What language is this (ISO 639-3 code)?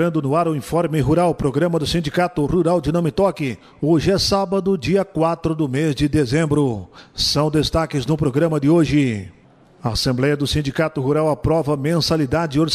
por